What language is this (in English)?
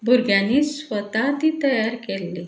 Konkani